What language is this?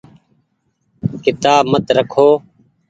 Goaria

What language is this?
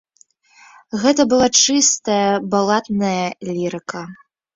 Belarusian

